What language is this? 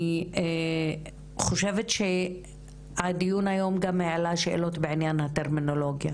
Hebrew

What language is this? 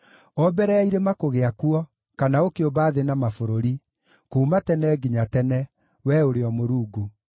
Kikuyu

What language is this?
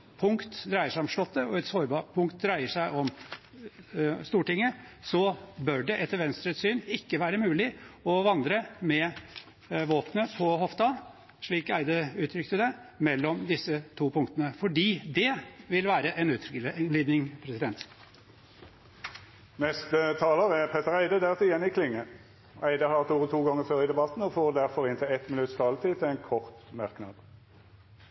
Norwegian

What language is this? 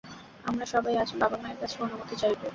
Bangla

